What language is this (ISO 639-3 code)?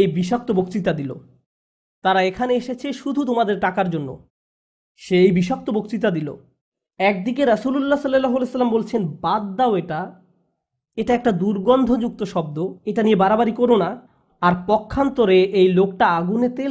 ben